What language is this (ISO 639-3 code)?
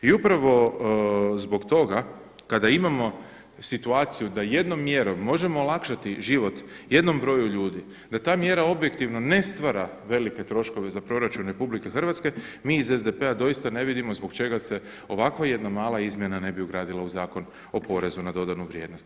hrv